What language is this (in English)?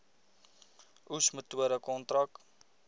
Afrikaans